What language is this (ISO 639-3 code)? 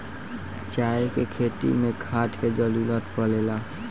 bho